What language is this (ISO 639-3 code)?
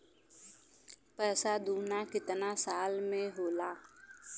bho